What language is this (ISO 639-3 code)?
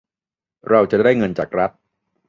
tha